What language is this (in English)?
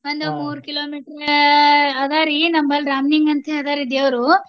Kannada